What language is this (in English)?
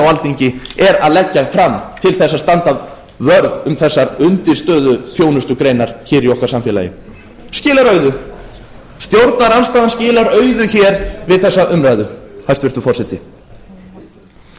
Icelandic